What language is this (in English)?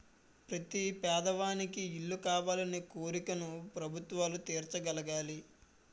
Telugu